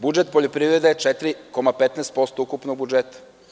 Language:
Serbian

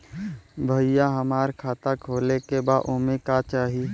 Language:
Bhojpuri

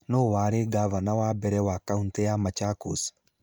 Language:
Kikuyu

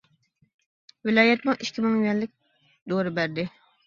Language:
Uyghur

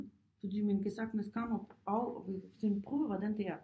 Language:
Danish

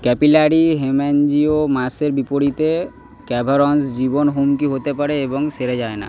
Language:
Bangla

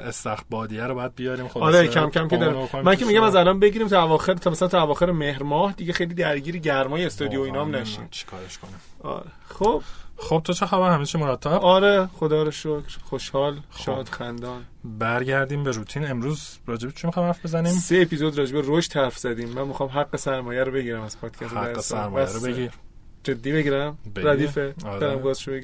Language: Persian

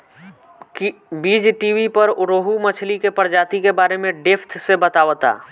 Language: Bhojpuri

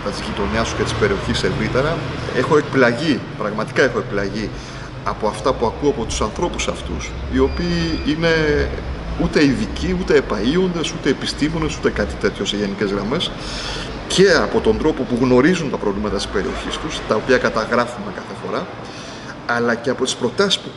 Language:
Greek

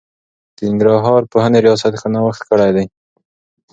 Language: Pashto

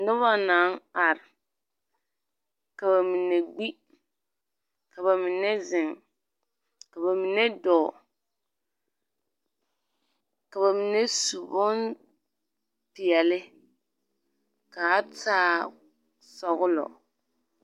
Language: Southern Dagaare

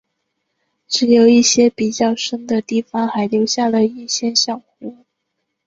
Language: Chinese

